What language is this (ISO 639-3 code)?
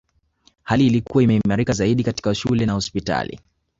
swa